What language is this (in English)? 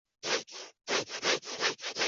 Chinese